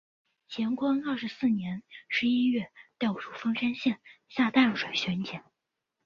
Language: Chinese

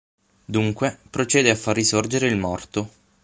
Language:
Italian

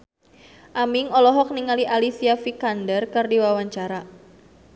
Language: Sundanese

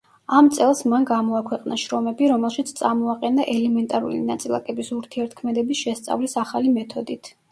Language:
Georgian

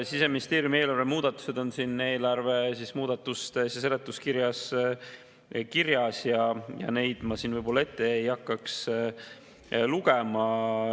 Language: Estonian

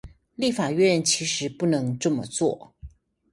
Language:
Chinese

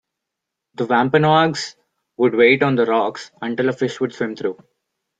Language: English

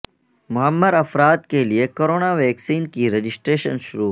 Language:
Urdu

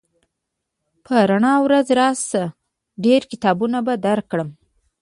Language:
Pashto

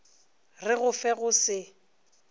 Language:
Northern Sotho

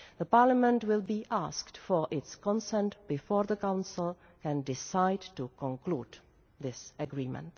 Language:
English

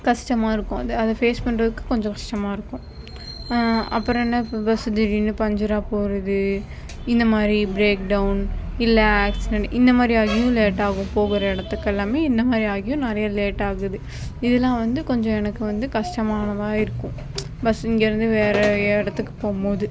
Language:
Tamil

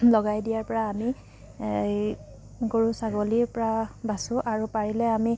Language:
Assamese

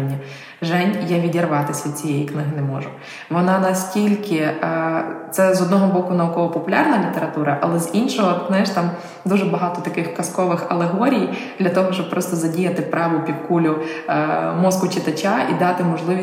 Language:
Ukrainian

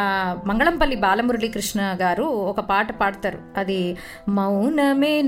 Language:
Telugu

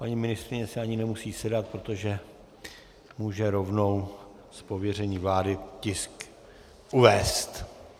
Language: Czech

